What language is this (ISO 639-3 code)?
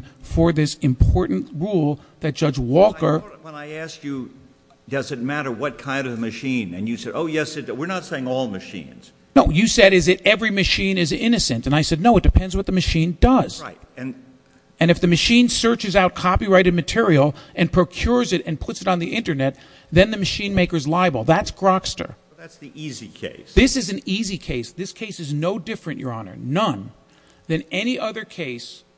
eng